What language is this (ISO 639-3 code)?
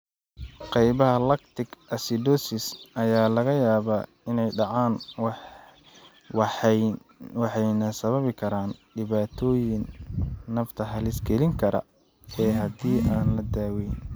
som